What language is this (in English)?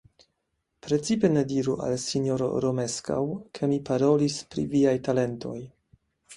Esperanto